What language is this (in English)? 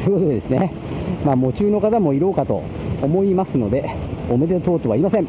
Japanese